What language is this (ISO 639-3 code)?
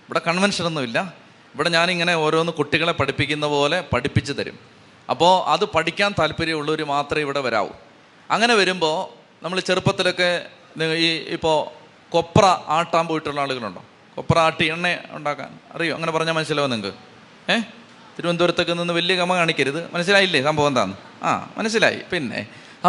mal